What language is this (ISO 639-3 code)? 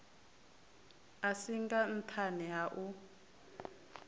ven